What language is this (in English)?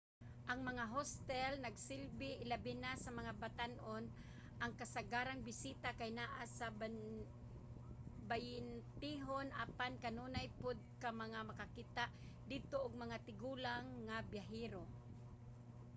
Cebuano